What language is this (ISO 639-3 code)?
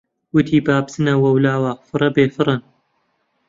ckb